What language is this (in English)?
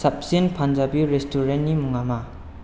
Bodo